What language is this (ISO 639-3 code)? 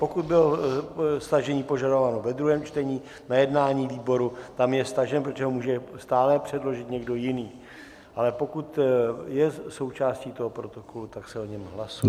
ces